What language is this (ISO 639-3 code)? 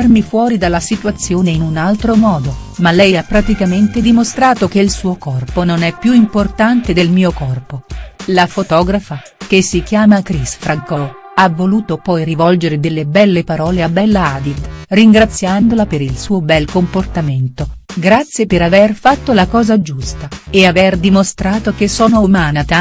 ita